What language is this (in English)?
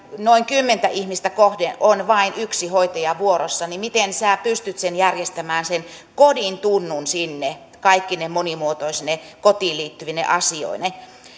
Finnish